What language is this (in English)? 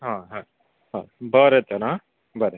Konkani